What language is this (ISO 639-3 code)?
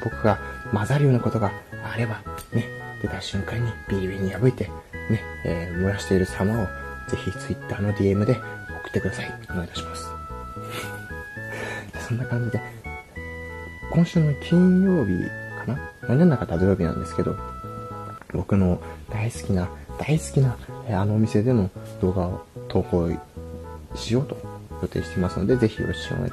jpn